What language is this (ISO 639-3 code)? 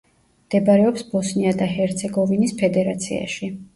kat